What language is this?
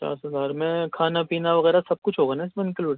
Urdu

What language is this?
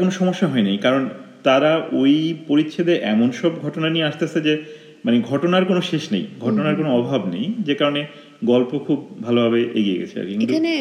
Bangla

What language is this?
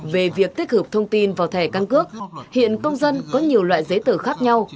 Vietnamese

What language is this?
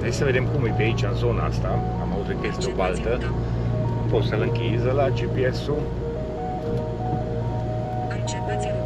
Romanian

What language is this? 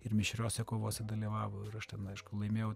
Lithuanian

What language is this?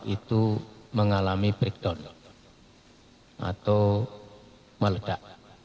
Indonesian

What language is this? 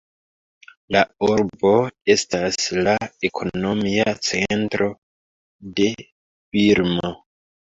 Esperanto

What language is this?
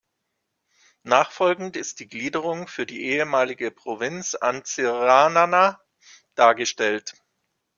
German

